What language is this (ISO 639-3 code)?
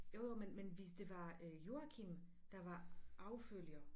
dan